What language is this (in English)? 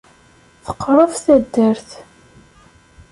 Kabyle